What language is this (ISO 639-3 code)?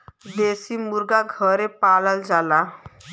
bho